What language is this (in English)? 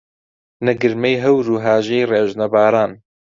Central Kurdish